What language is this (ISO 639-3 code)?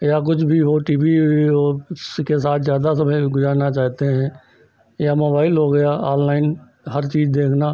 hin